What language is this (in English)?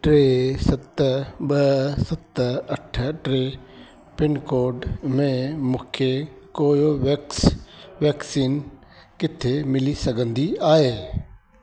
Sindhi